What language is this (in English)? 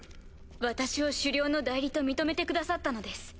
Japanese